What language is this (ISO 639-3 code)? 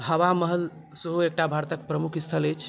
mai